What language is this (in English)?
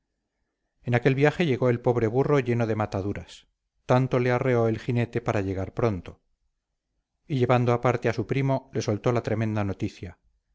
Spanish